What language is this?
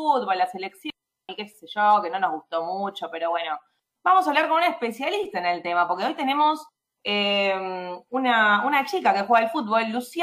Spanish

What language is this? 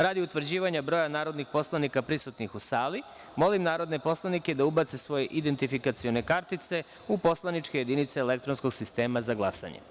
Serbian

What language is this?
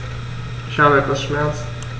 German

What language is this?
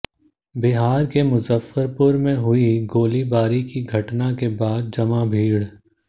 Hindi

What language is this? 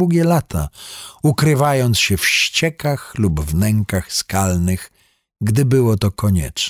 Polish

